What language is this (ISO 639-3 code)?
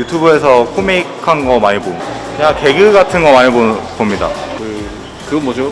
kor